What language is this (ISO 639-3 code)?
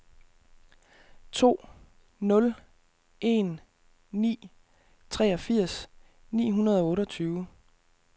dan